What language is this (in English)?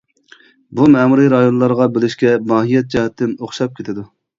Uyghur